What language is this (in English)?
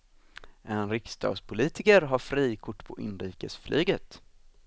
Swedish